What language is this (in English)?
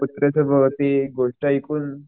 Marathi